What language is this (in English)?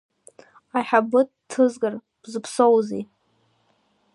Abkhazian